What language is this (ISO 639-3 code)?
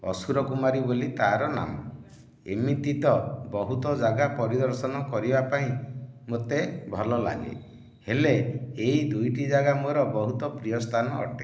ori